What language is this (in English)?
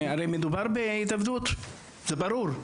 Hebrew